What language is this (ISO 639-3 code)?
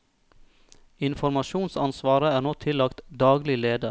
nor